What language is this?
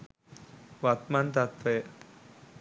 Sinhala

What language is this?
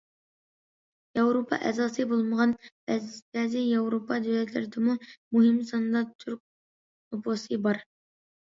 Uyghur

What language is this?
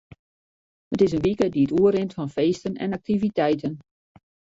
Western Frisian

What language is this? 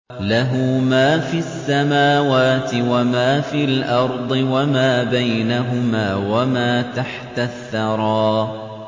Arabic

